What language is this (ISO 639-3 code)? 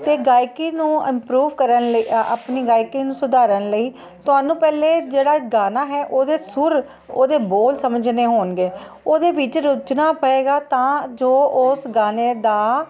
pan